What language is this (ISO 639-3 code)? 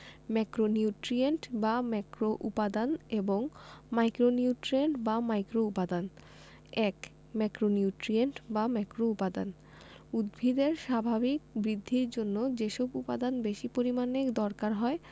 ben